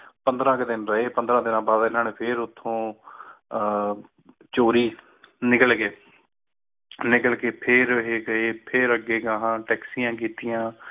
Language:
Punjabi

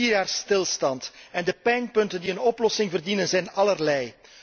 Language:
Dutch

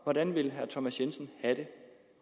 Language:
Danish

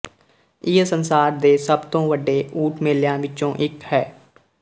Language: Punjabi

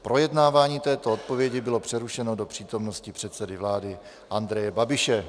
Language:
Czech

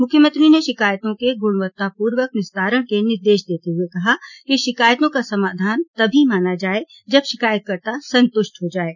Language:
Hindi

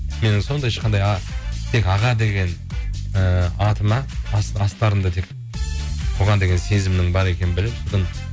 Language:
Kazakh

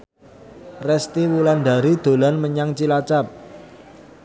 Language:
Javanese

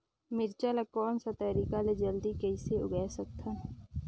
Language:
Chhattisgarhi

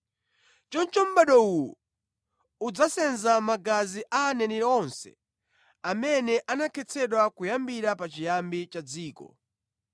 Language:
Nyanja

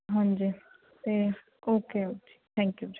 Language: Punjabi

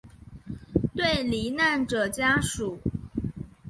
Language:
Chinese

